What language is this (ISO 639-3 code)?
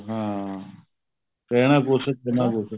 pan